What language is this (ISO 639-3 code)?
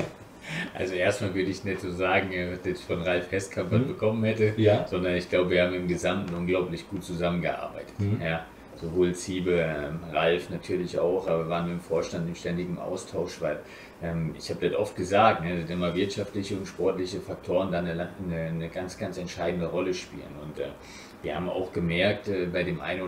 deu